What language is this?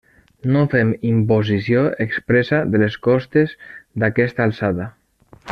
Catalan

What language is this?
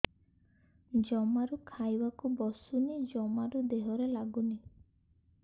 Odia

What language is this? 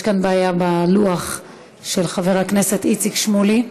Hebrew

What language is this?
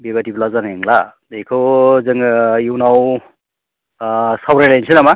Bodo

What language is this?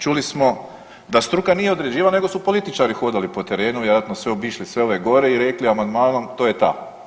Croatian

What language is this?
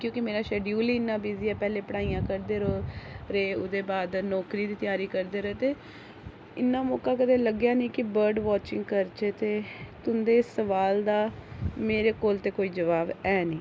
Dogri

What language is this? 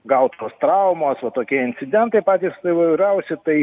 Lithuanian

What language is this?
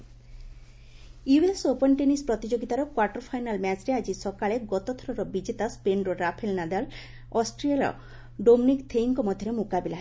Odia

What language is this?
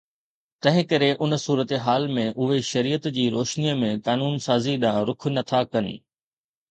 Sindhi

